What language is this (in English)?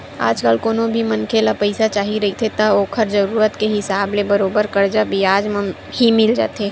Chhattisgarhi